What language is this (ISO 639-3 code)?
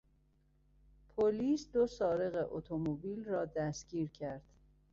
fas